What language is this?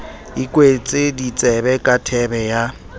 Southern Sotho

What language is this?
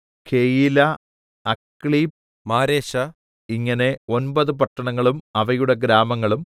Malayalam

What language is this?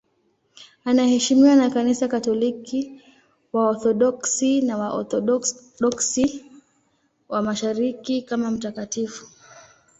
Swahili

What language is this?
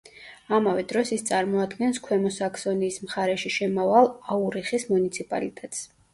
Georgian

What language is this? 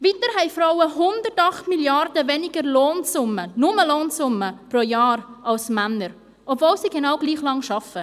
Swiss German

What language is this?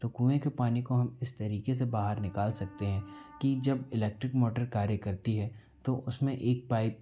Hindi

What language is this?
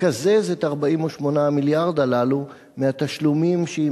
Hebrew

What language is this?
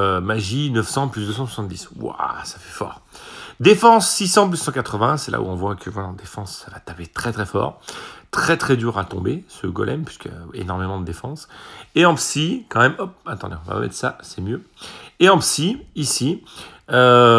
French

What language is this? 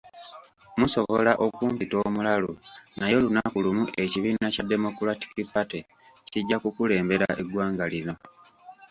Ganda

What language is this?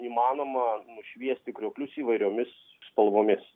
Lithuanian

